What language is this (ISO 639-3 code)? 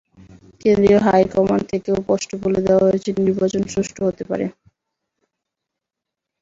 ben